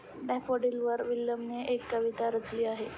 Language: Marathi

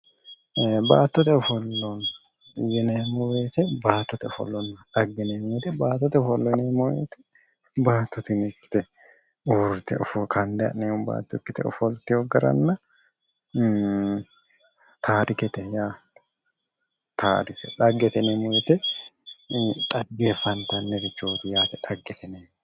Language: Sidamo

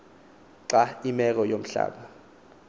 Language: Xhosa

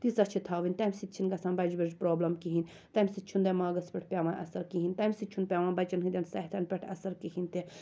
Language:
Kashmiri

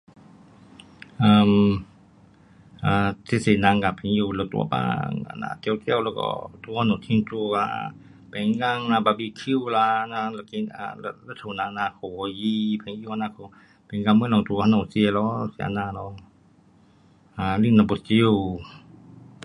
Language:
Pu-Xian Chinese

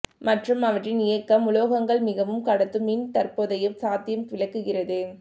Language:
Tamil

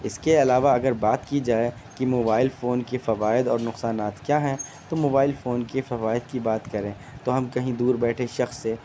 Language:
Urdu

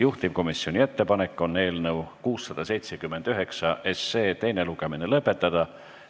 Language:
Estonian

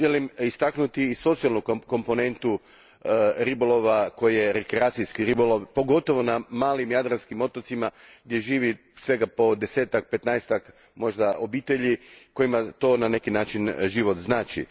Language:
Croatian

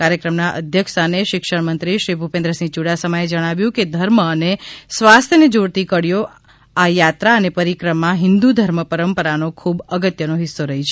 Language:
Gujarati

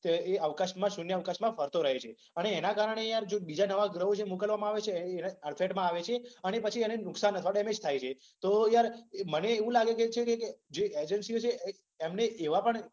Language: Gujarati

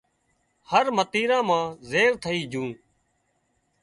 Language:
Wadiyara Koli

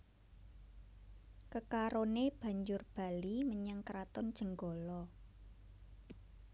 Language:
Javanese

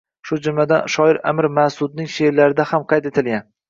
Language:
Uzbek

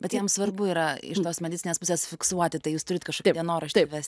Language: Lithuanian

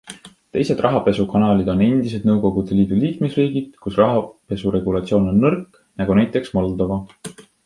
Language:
Estonian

